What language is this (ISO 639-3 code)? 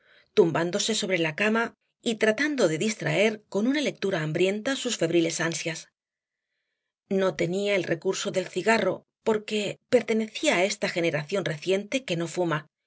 spa